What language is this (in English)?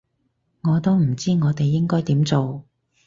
Cantonese